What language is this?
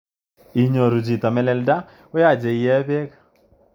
Kalenjin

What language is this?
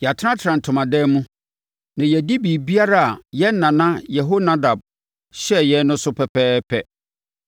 Akan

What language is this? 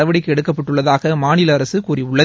Tamil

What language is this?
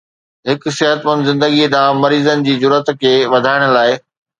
Sindhi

